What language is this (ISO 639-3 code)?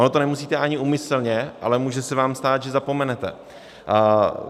ces